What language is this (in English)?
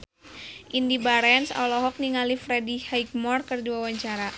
Sundanese